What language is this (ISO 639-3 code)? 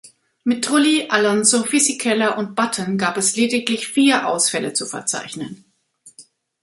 deu